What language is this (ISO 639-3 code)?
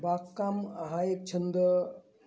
mar